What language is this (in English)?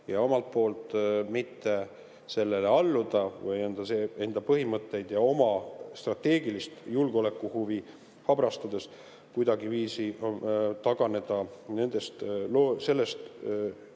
Estonian